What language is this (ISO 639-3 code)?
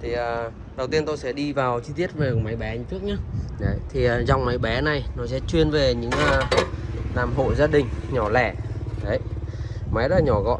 vie